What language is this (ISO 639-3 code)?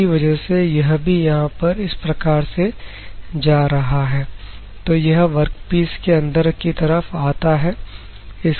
hin